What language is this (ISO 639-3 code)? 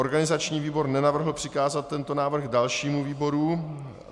ces